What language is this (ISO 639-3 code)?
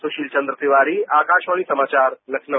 hin